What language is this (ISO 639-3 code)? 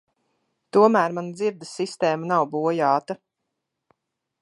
lav